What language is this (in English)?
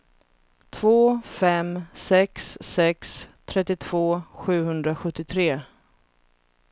Swedish